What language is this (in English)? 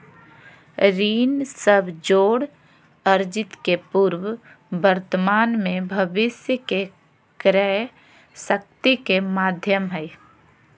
Magahi